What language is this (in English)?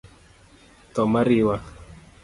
Luo (Kenya and Tanzania)